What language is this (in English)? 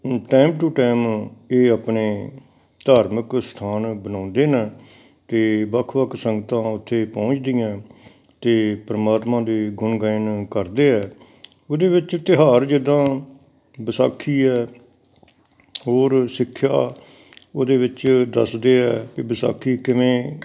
Punjabi